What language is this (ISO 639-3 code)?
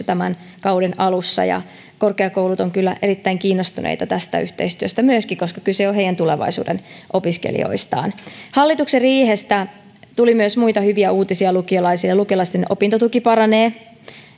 fin